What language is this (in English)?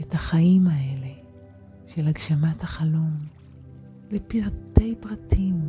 Hebrew